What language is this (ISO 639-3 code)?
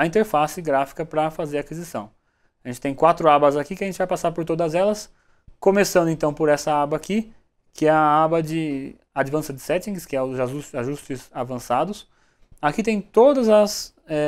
por